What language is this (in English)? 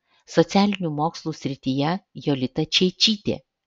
Lithuanian